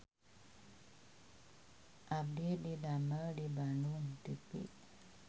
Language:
Sundanese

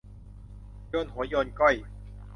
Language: Thai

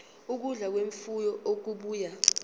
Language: Zulu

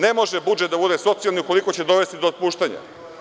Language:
Serbian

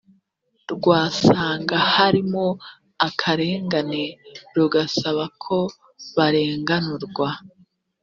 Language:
Kinyarwanda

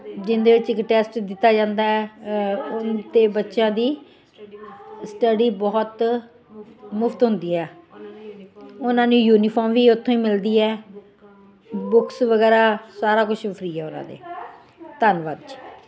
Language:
Punjabi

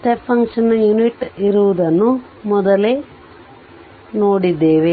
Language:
Kannada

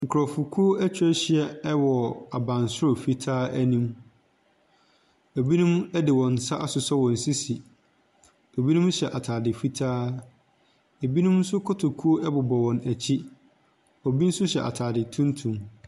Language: Akan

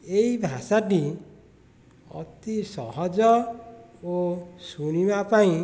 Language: Odia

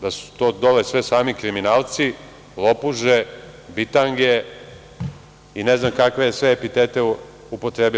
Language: Serbian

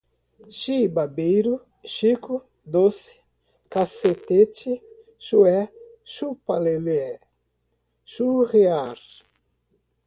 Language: Portuguese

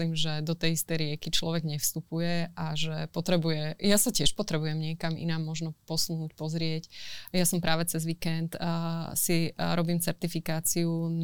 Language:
Slovak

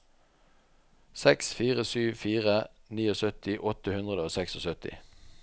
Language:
Norwegian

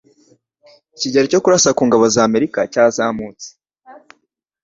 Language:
Kinyarwanda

